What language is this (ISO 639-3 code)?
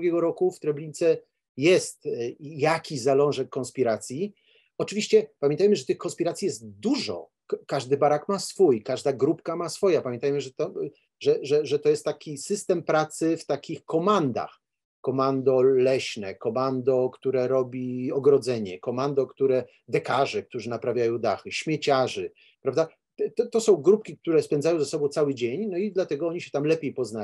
pol